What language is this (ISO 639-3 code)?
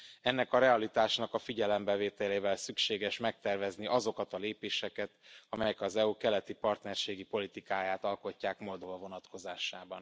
hun